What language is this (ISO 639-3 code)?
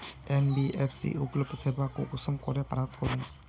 mag